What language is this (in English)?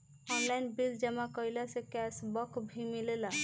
Bhojpuri